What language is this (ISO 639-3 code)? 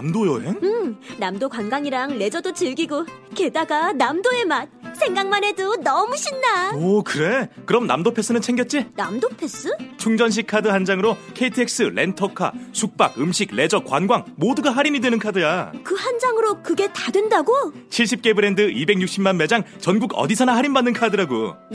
kor